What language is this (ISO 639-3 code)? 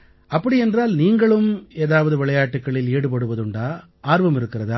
tam